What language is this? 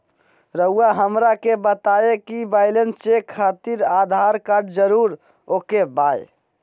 Magahi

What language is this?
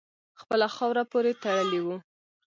Pashto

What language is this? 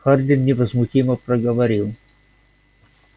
Russian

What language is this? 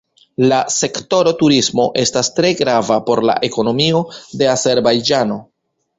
Esperanto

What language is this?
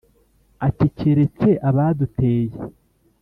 Kinyarwanda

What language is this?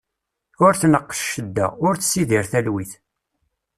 Kabyle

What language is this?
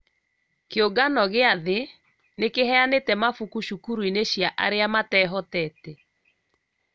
Kikuyu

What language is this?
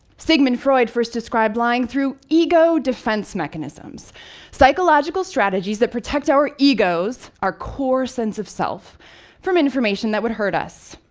English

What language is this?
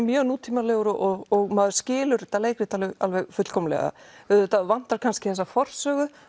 Icelandic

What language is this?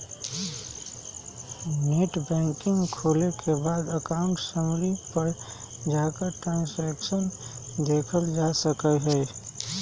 Magahi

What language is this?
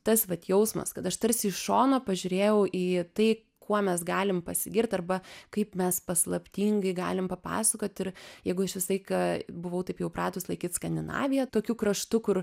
Lithuanian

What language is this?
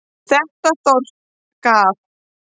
Icelandic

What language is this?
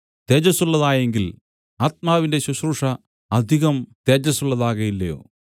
Malayalam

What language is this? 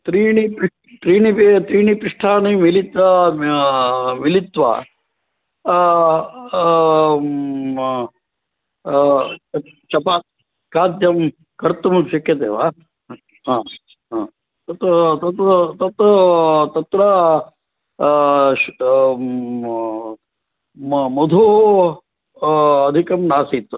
Sanskrit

